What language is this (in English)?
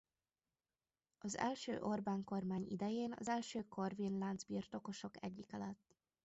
Hungarian